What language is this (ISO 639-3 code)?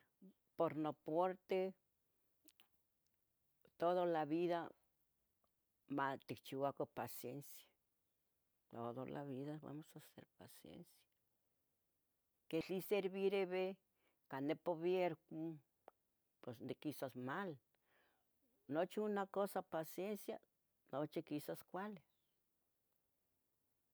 nhg